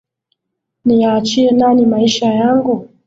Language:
Swahili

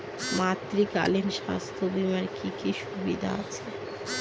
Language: Bangla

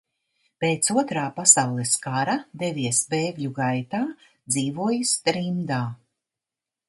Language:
Latvian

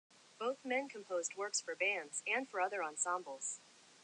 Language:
English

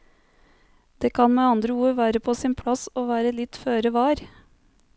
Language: Norwegian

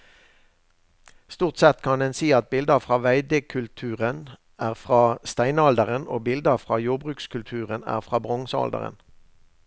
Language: Norwegian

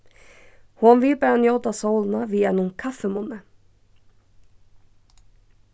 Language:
Faroese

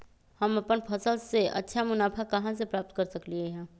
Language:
Magahi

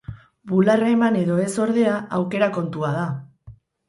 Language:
Basque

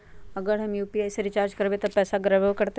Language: Magahi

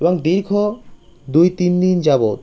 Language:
Bangla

